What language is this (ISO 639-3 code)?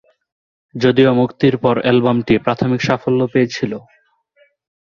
ben